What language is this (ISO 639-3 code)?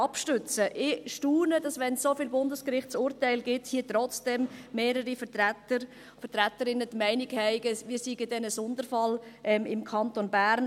gsw